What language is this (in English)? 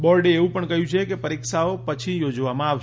Gujarati